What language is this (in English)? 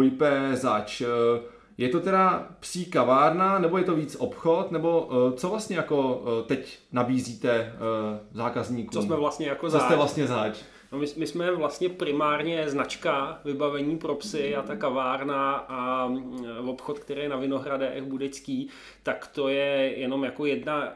Czech